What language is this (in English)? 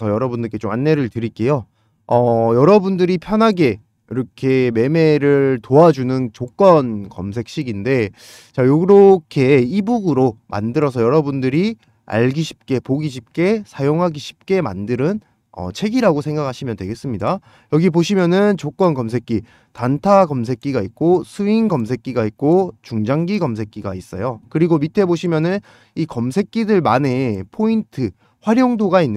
Korean